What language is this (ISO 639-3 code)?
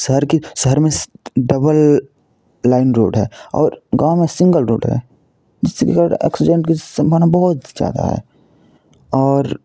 hin